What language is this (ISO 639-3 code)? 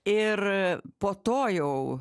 lit